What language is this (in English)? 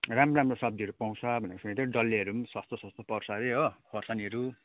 Nepali